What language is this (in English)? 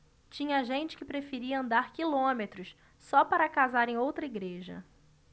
Portuguese